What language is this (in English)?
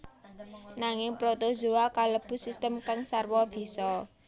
Javanese